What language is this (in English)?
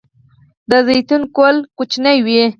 Pashto